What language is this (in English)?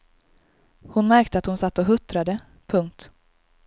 Swedish